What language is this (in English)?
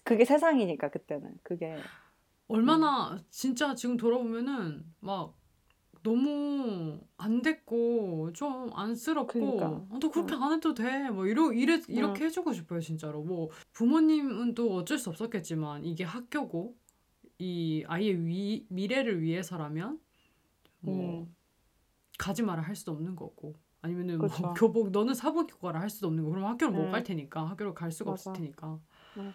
Korean